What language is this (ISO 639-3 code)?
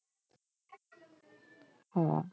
ben